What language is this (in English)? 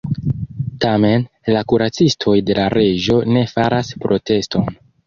Esperanto